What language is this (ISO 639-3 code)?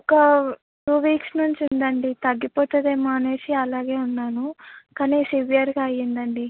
tel